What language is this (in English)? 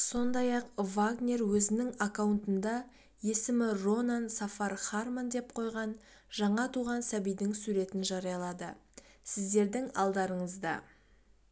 Kazakh